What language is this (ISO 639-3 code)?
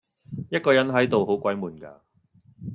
yue